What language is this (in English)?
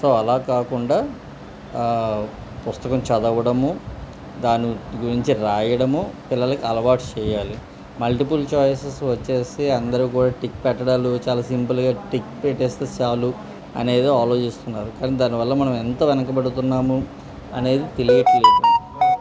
Telugu